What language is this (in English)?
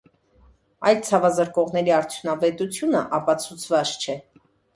Armenian